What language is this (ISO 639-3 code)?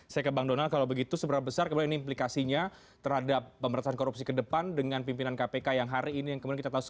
ind